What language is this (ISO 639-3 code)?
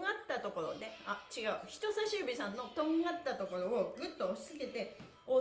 jpn